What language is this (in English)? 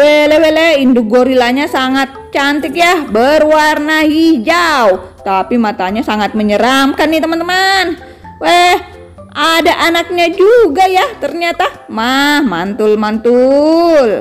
Indonesian